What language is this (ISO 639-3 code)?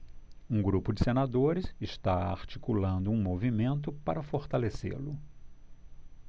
por